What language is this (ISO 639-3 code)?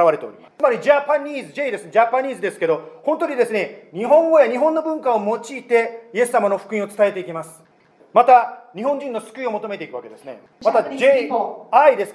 jpn